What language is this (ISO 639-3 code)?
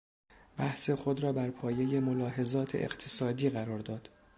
fas